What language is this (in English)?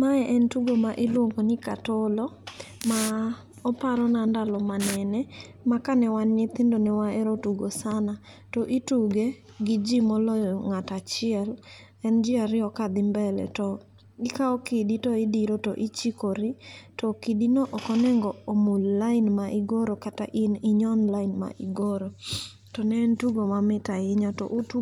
Luo (Kenya and Tanzania)